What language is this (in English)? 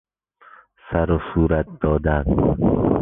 Persian